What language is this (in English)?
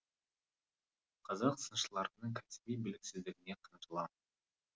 Kazakh